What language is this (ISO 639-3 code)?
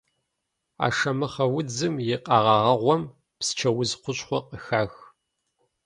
kbd